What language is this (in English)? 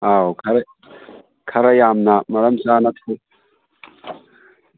Manipuri